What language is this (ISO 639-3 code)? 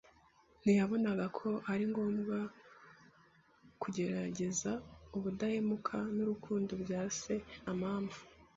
kin